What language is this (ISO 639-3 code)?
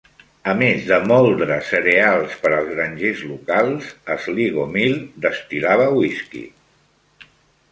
cat